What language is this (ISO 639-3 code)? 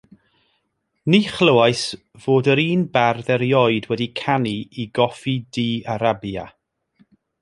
cym